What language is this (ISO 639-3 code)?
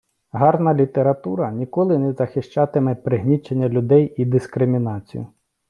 ukr